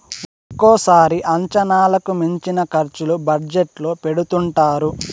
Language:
Telugu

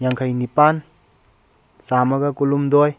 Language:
Manipuri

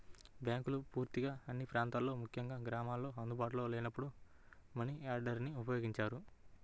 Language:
Telugu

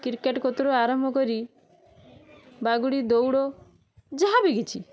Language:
Odia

